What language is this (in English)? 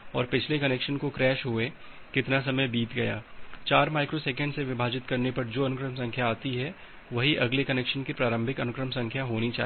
Hindi